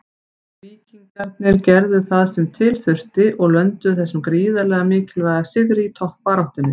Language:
Icelandic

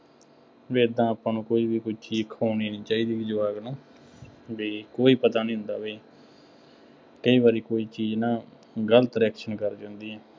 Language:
Punjabi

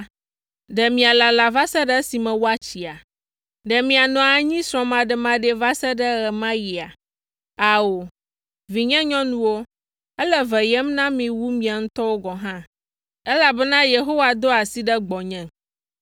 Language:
Ewe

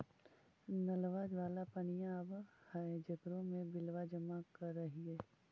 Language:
Magahi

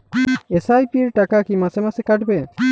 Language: Bangla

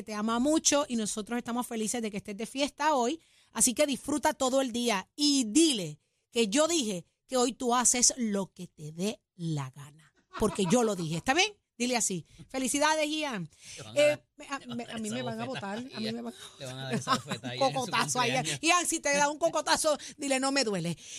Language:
Spanish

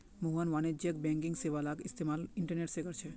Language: Magahi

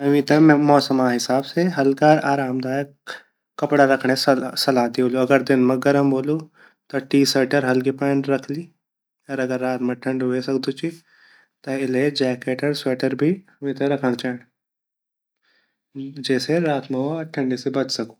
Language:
Garhwali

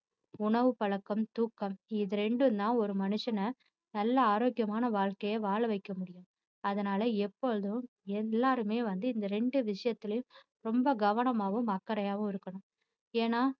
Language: Tamil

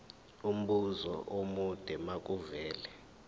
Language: Zulu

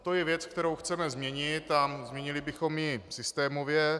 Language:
Czech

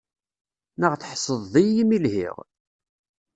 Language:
Kabyle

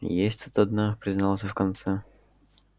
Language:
Russian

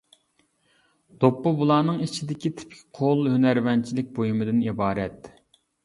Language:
Uyghur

